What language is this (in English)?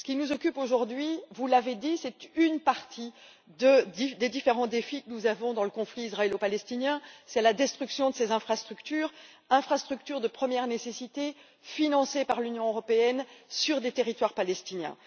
French